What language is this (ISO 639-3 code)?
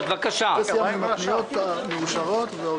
heb